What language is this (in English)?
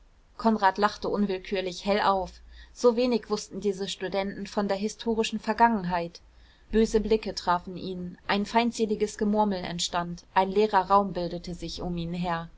German